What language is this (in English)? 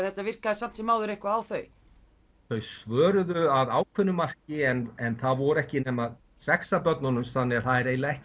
Icelandic